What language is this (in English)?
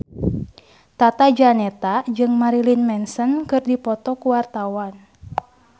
Sundanese